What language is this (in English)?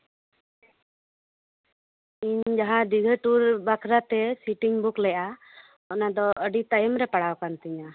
Santali